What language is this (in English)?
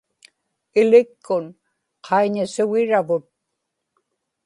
Inupiaq